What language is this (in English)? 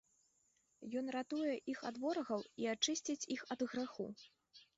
Belarusian